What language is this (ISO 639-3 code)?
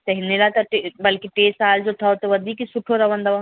snd